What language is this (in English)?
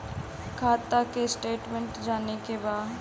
Bhojpuri